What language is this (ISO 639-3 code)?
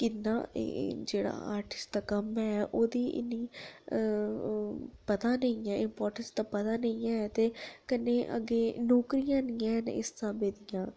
doi